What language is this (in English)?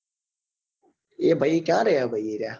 Gujarati